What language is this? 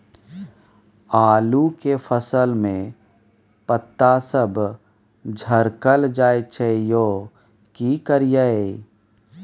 Maithili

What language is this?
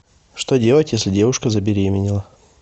Russian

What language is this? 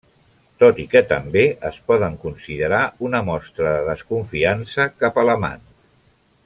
Catalan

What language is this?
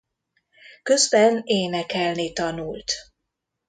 Hungarian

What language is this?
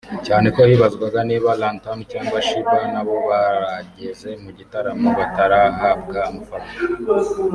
Kinyarwanda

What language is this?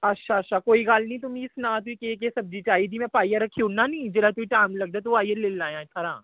Dogri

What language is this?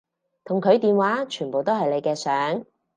Cantonese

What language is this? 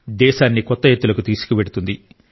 Telugu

